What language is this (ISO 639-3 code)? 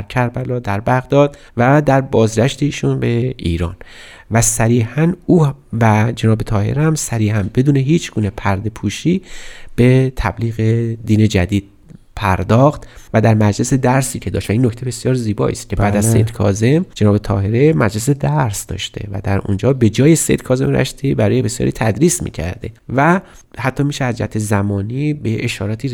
fas